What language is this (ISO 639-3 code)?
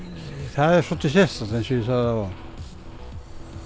isl